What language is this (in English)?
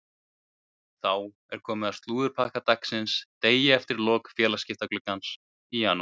Icelandic